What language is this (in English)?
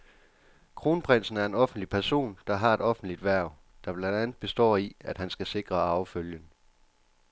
Danish